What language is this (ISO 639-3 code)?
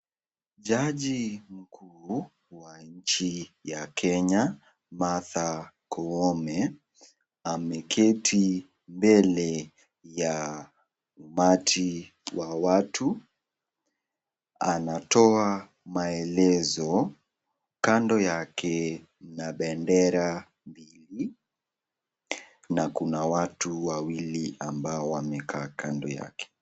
swa